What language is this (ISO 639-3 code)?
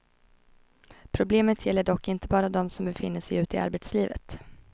swe